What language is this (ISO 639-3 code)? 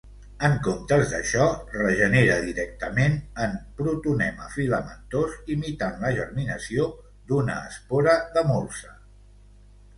cat